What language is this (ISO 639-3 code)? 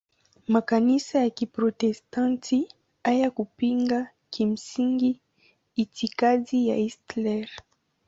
swa